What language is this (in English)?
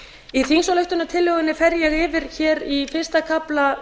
Icelandic